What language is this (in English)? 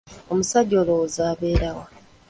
Ganda